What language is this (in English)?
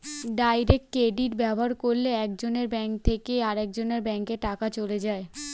Bangla